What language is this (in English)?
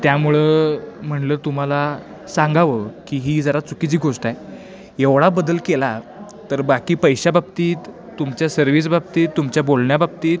Marathi